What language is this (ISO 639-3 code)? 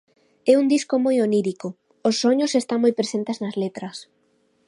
glg